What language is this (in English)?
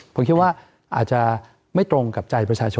Thai